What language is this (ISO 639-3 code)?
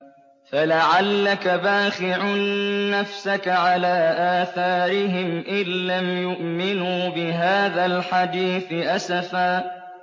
ara